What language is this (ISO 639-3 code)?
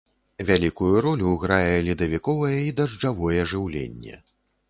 bel